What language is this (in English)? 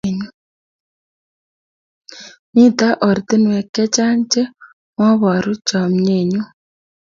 Kalenjin